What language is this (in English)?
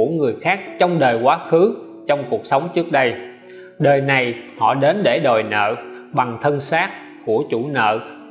Vietnamese